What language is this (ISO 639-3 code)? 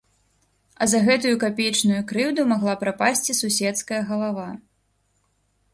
bel